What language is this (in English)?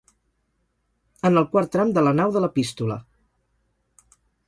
Catalan